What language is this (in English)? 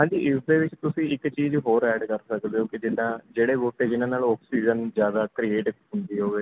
Punjabi